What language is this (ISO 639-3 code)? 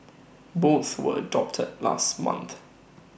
eng